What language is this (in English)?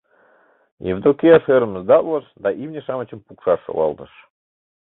Mari